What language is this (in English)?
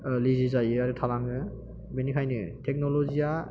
Bodo